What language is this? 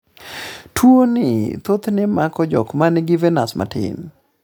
Luo (Kenya and Tanzania)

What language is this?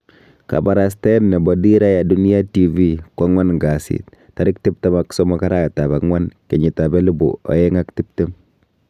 Kalenjin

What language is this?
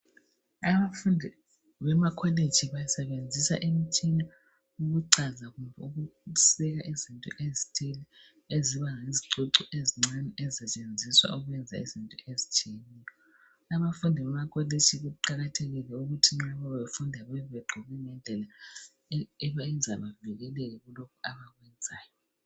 North Ndebele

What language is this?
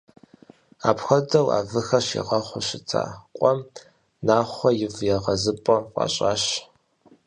Kabardian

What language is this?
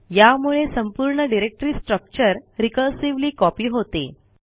Marathi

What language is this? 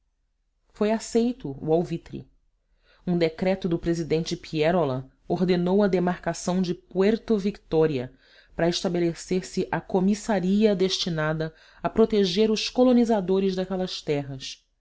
Portuguese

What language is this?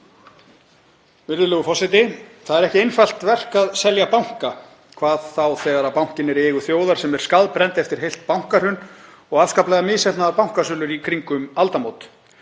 Icelandic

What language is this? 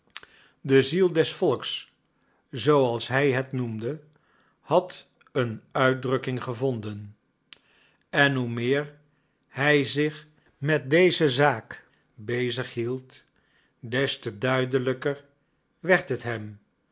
Dutch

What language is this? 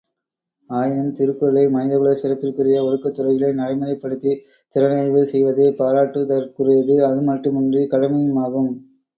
Tamil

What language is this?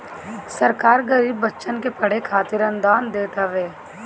Bhojpuri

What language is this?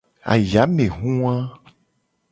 Gen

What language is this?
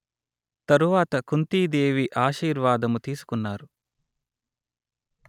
Telugu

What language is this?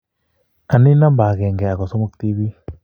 Kalenjin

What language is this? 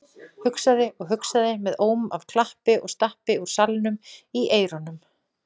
Icelandic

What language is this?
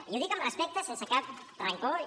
Catalan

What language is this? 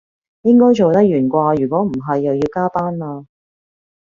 Cantonese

